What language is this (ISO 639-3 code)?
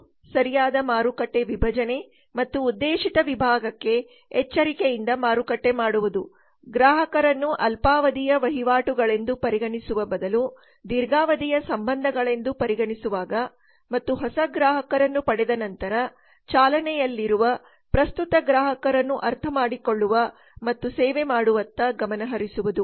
kan